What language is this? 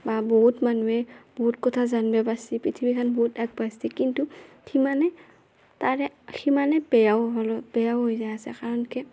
Assamese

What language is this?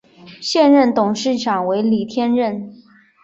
Chinese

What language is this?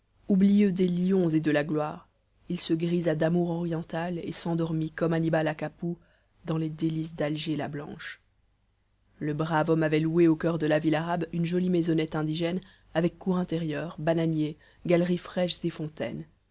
French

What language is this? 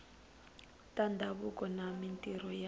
Tsonga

